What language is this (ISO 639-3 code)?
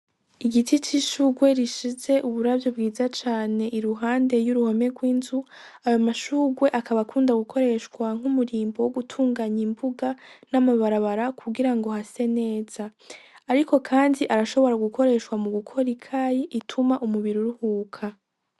run